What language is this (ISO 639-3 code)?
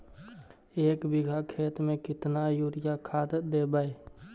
mag